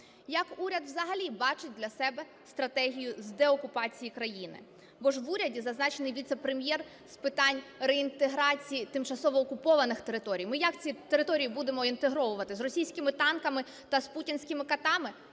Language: Ukrainian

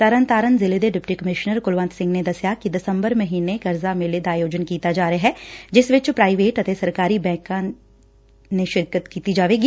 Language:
Punjabi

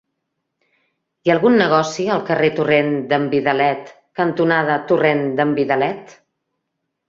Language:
Catalan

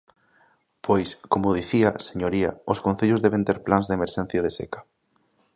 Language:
Galician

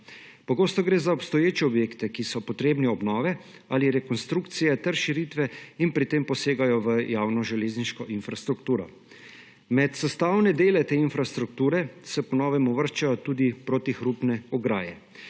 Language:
Slovenian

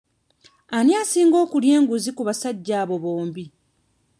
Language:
Ganda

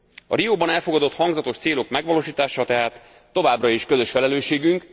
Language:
Hungarian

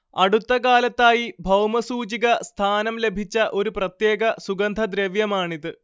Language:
Malayalam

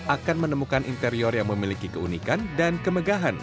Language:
Indonesian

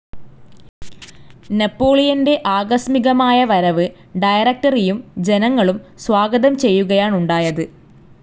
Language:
Malayalam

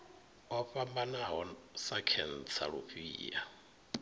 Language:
Venda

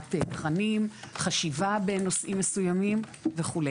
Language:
Hebrew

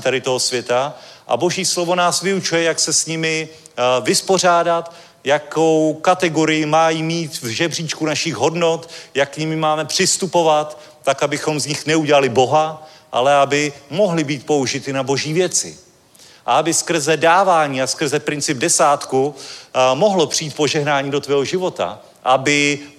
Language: Czech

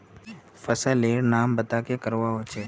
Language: Magahi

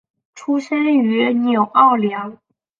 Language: Chinese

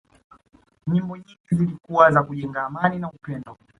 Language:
Swahili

